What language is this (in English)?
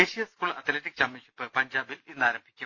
Malayalam